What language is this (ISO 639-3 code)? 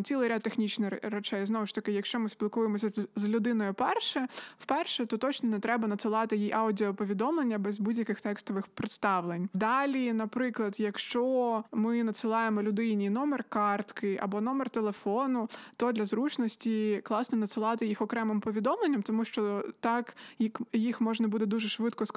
ukr